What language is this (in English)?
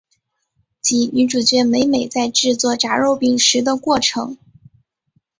Chinese